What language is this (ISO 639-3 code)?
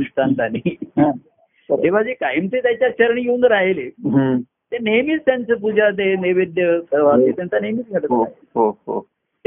mar